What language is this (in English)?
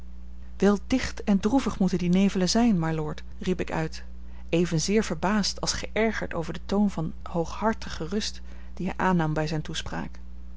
Dutch